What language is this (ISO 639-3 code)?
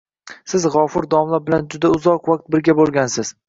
uzb